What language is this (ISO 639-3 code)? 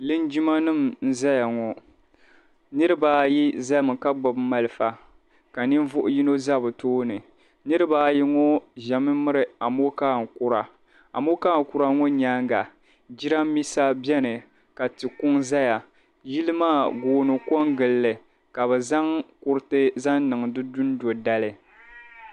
dag